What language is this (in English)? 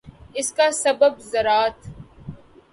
Urdu